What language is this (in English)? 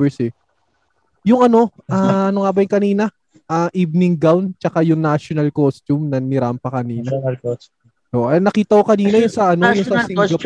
Filipino